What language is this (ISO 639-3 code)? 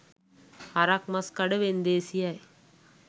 sin